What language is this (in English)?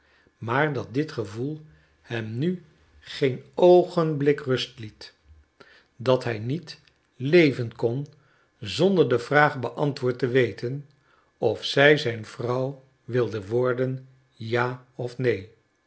Dutch